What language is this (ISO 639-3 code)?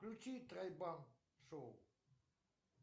rus